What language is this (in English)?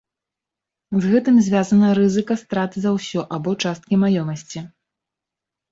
Belarusian